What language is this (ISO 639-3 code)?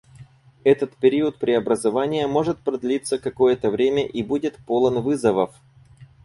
rus